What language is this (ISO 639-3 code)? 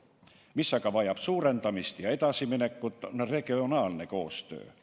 est